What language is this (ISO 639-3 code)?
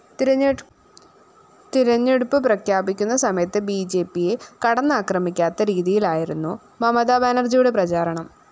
mal